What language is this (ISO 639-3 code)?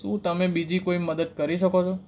guj